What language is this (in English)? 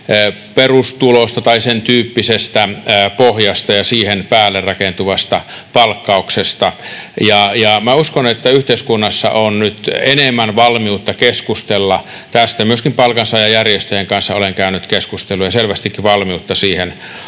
Finnish